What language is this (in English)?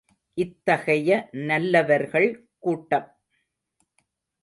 Tamil